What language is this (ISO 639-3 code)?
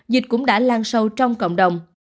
vie